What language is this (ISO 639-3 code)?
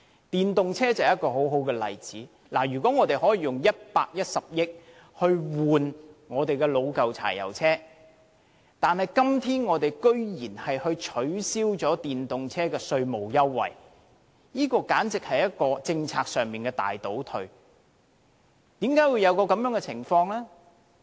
yue